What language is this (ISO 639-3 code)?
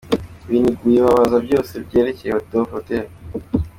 kin